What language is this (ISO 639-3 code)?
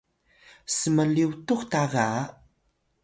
tay